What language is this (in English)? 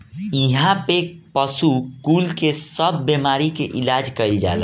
Bhojpuri